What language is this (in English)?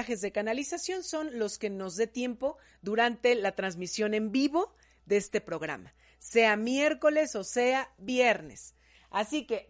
Spanish